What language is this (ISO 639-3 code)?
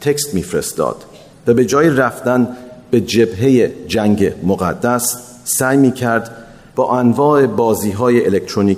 fas